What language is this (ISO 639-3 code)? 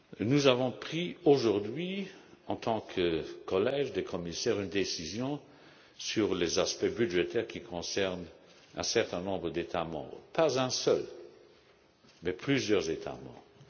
fra